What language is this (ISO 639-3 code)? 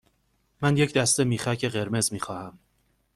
fas